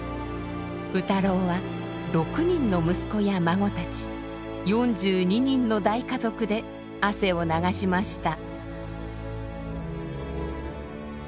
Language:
Japanese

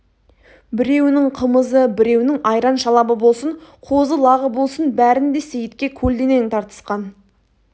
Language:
Kazakh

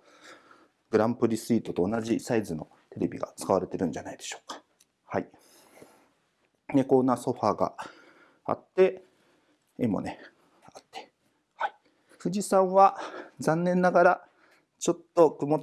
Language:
Japanese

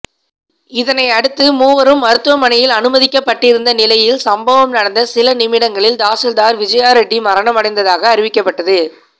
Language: Tamil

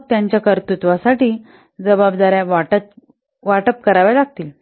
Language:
Marathi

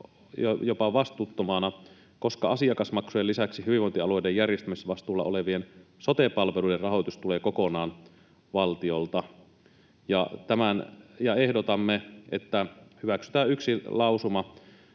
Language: Finnish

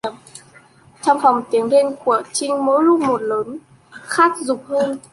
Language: Vietnamese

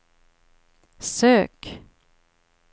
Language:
Swedish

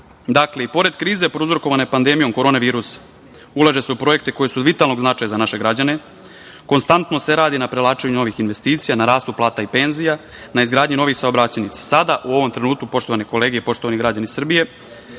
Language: Serbian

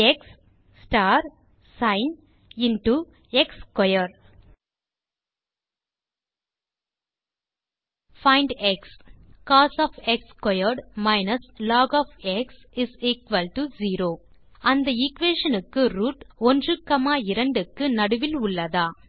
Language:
Tamil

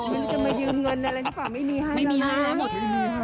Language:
Thai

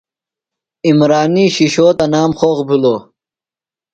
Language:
Phalura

